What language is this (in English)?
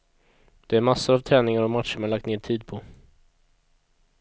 Swedish